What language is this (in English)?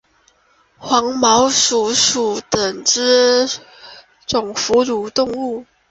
Chinese